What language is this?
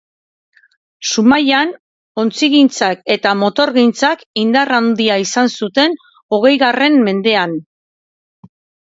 Basque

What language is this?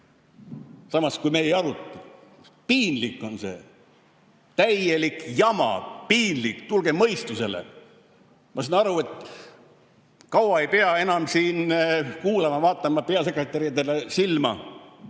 Estonian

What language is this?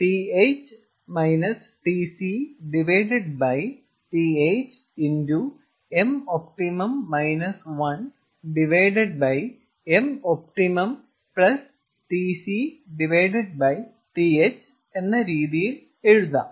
Malayalam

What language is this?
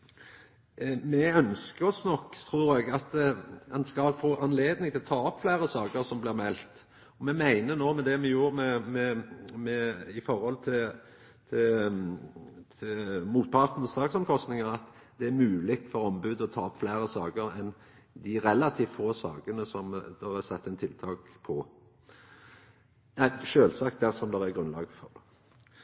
Norwegian Nynorsk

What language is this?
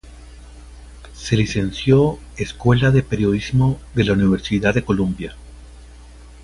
Spanish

